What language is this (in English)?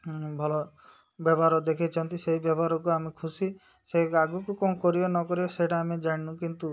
Odia